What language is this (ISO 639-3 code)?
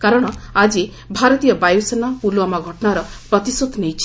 ori